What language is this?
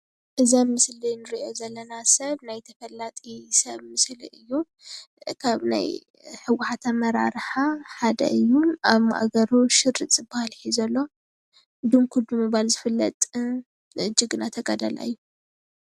Tigrinya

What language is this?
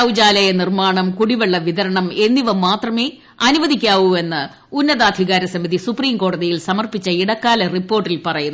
Malayalam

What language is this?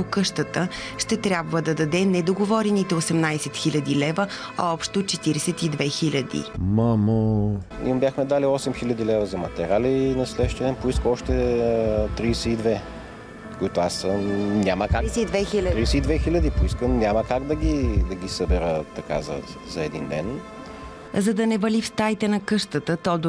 Bulgarian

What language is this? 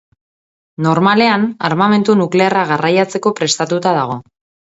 Basque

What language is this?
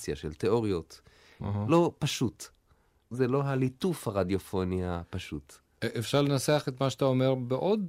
Hebrew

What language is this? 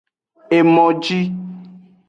Aja (Benin)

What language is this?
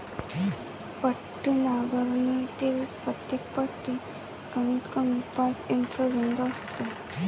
Marathi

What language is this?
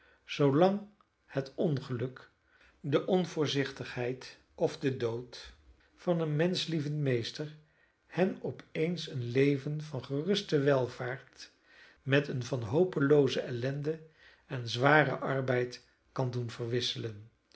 Dutch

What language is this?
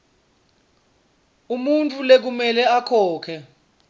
Swati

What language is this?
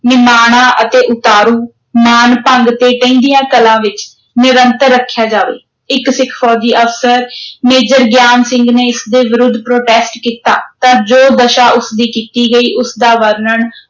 Punjabi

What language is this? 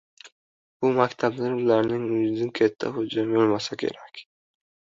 Uzbek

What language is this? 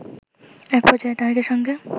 Bangla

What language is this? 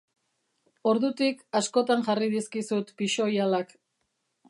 Basque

